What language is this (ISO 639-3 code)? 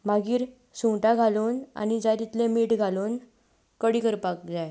kok